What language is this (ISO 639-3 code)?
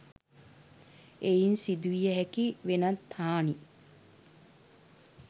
sin